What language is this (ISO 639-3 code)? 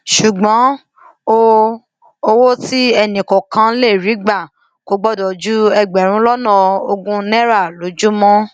yor